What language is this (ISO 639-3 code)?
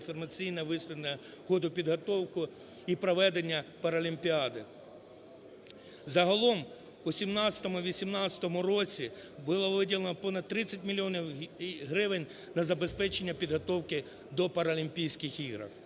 ukr